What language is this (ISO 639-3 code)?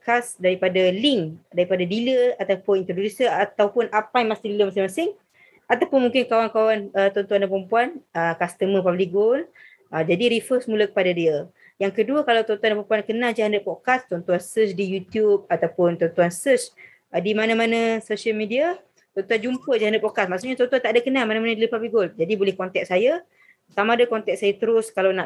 msa